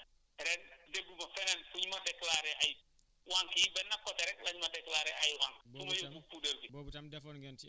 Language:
Wolof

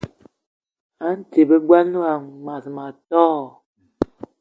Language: Eton (Cameroon)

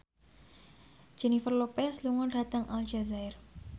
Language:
Javanese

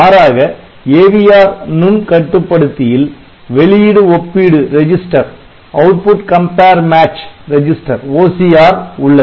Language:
Tamil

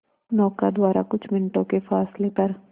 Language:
Hindi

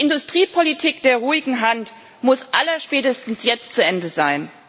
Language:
German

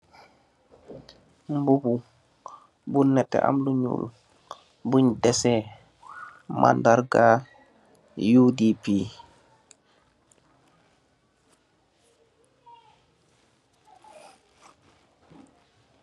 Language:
Wolof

